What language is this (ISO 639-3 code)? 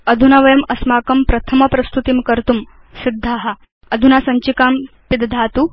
san